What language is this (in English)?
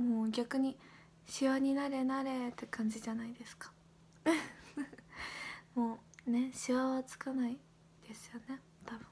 Japanese